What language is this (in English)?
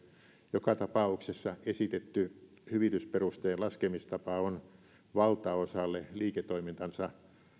Finnish